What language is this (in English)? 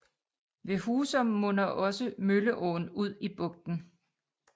Danish